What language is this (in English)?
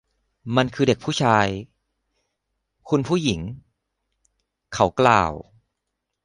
Thai